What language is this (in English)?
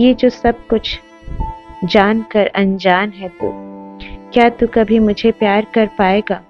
Hindi